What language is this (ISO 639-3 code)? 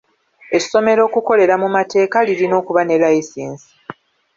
lug